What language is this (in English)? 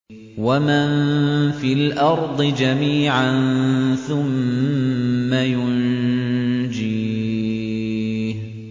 Arabic